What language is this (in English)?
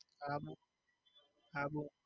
Gujarati